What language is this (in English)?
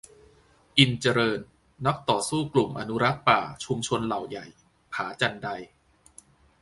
Thai